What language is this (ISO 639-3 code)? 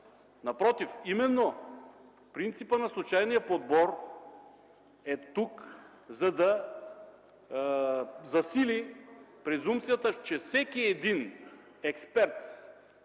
bul